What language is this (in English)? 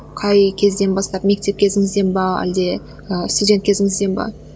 Kazakh